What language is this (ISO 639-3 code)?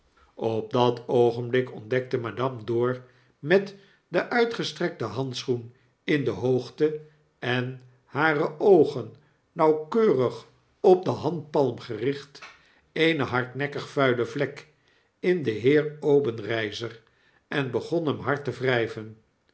nld